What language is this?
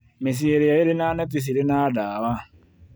Kikuyu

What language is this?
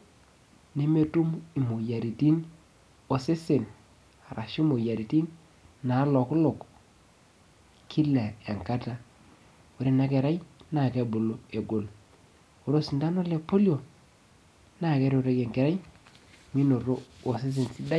Masai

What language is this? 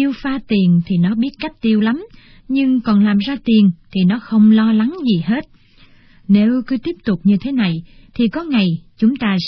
Vietnamese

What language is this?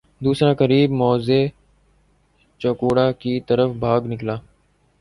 Urdu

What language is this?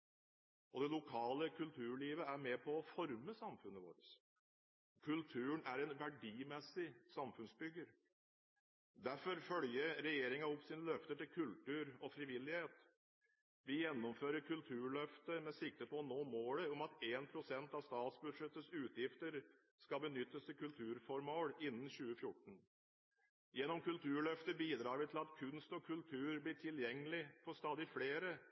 Norwegian Bokmål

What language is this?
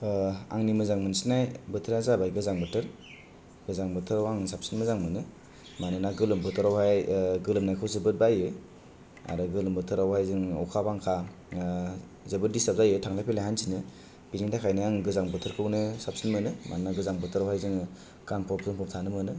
Bodo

